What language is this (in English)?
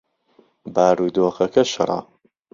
Central Kurdish